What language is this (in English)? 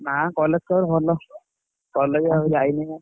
Odia